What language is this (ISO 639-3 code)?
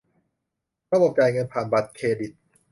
tha